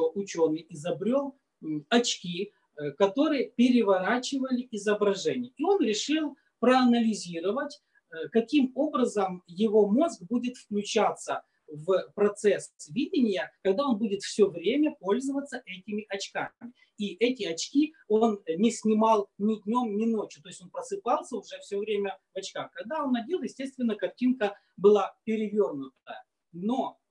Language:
Russian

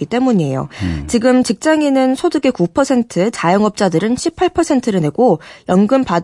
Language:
Korean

